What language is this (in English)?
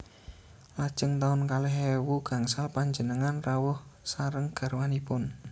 Javanese